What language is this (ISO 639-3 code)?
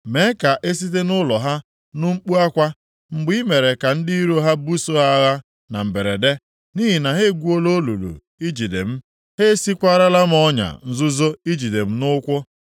ibo